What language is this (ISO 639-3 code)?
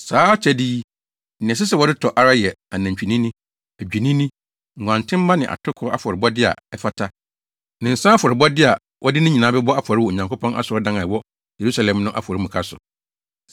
aka